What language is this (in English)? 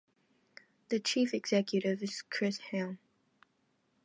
English